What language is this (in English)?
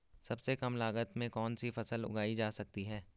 Hindi